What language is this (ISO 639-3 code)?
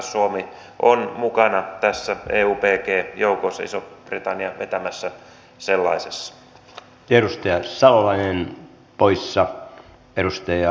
fin